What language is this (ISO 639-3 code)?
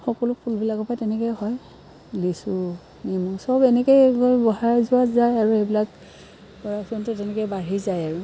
asm